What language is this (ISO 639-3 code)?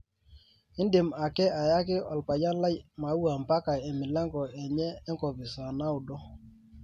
mas